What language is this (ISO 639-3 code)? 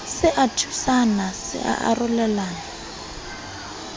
sot